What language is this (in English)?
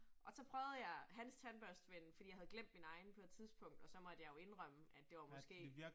Danish